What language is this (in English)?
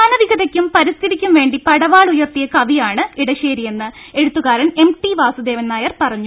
Malayalam